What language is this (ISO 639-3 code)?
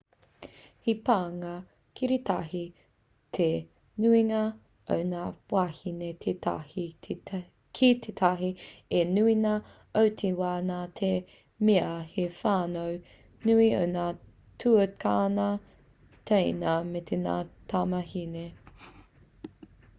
mri